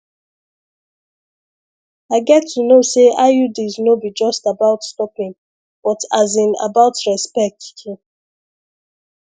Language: Nigerian Pidgin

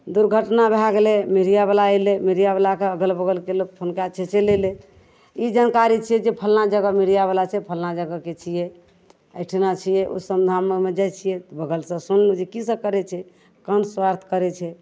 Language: Maithili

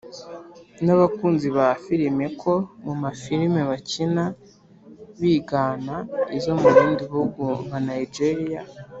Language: Kinyarwanda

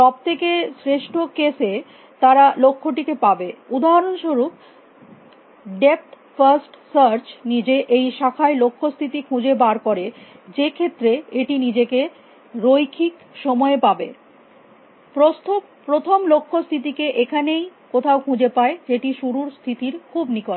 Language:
Bangla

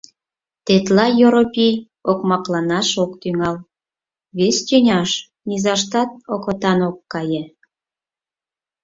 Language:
Mari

